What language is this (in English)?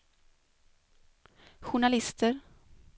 Swedish